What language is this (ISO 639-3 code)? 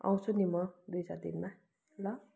nep